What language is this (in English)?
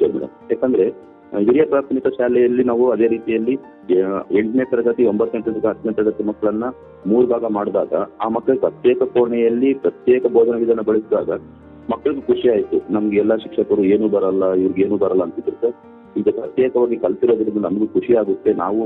Kannada